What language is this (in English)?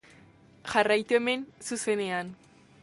Basque